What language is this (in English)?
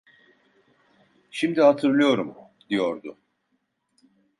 Turkish